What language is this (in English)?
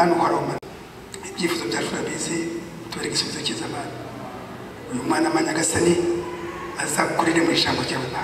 Spanish